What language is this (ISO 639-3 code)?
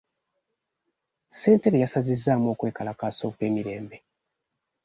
lug